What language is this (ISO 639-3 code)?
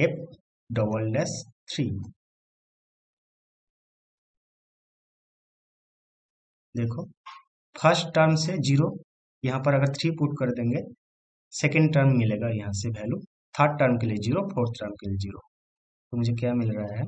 hin